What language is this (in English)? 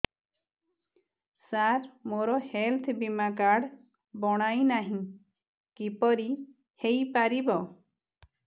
Odia